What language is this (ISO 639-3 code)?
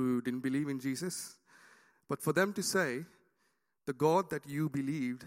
eng